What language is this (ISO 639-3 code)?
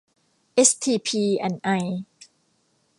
tha